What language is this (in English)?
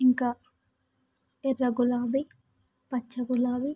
Telugu